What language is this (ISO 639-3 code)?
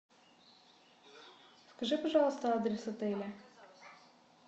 rus